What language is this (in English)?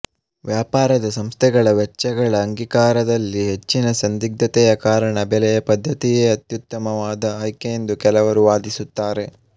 Kannada